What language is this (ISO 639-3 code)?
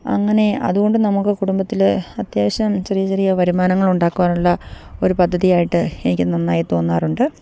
mal